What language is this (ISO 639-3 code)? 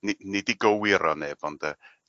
cym